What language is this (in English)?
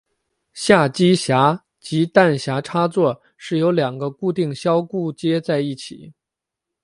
Chinese